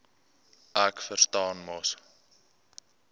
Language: Afrikaans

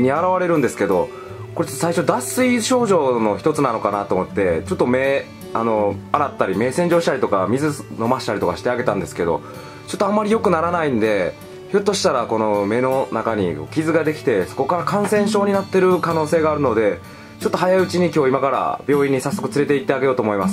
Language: Japanese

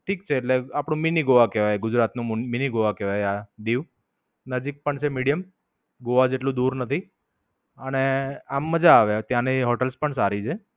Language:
Gujarati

